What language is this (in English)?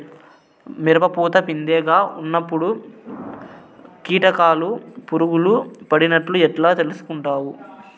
Telugu